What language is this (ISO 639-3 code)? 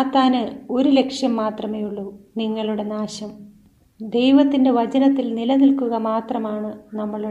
mal